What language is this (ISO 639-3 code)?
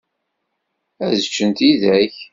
kab